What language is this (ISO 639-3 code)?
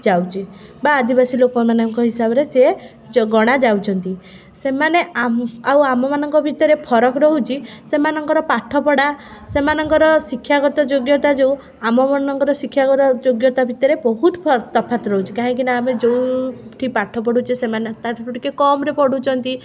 ori